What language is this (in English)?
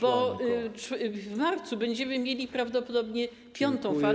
Polish